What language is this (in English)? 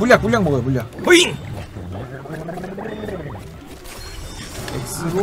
Korean